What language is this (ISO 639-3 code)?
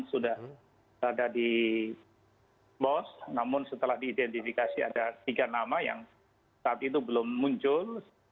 ind